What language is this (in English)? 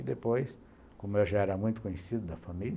Portuguese